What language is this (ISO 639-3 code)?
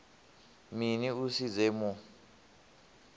ven